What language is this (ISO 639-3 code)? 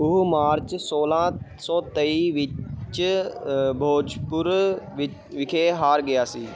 pan